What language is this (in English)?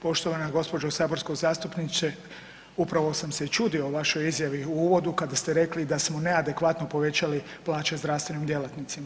Croatian